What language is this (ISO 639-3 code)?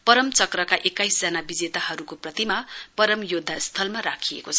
nep